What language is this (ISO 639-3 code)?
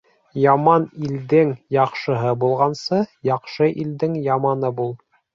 bak